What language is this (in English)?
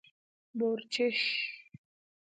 Pashto